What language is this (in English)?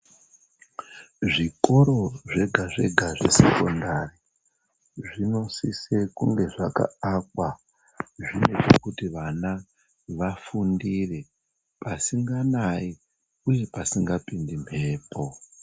Ndau